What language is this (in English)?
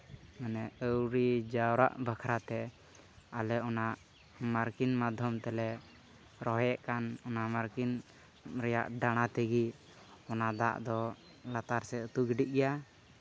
Santali